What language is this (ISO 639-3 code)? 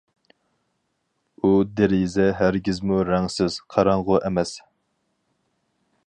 uig